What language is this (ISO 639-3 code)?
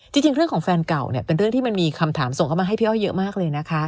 tha